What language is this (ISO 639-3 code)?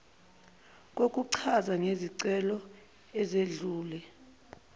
zul